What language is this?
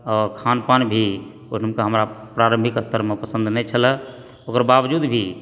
Maithili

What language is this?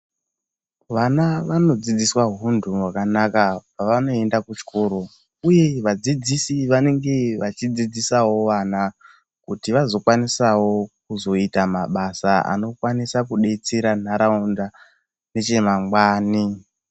Ndau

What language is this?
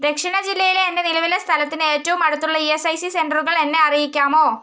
Malayalam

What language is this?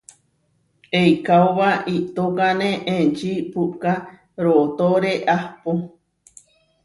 Huarijio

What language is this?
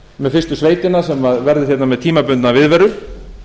Icelandic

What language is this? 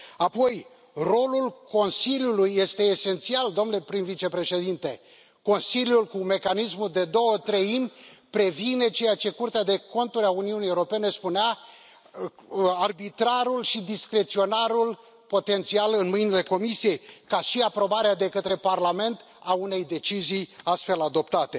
Romanian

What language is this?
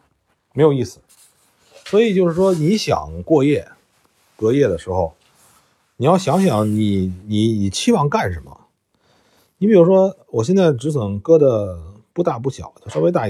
Chinese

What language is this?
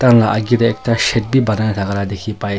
Naga Pidgin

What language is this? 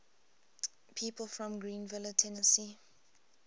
English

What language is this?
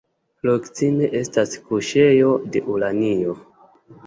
Esperanto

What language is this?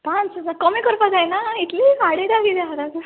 Konkani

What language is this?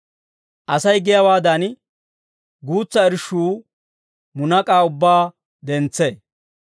Dawro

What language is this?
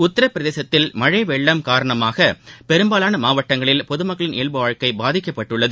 Tamil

